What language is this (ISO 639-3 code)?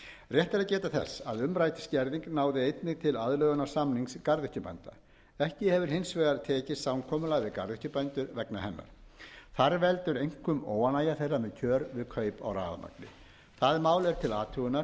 isl